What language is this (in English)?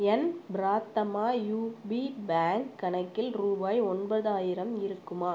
Tamil